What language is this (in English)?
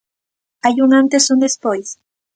Galician